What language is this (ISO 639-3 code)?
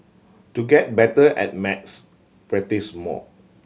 eng